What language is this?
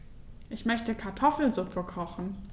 German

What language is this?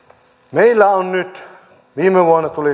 Finnish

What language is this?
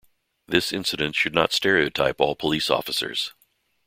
English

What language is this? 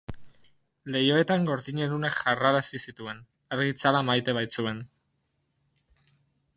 Basque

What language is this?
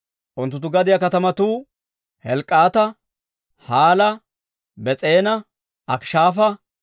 Dawro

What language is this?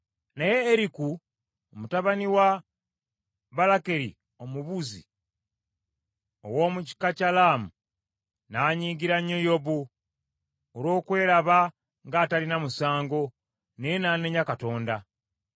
Ganda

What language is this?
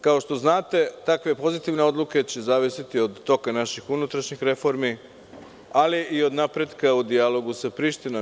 Serbian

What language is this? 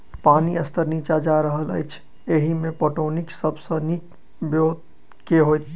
Maithili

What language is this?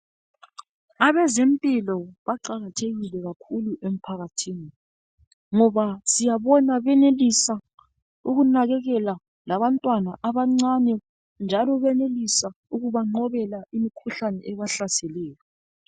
North Ndebele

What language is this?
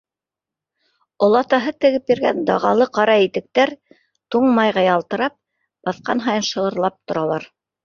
Bashkir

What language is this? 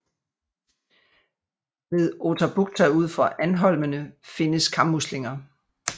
Danish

